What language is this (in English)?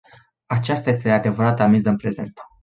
Romanian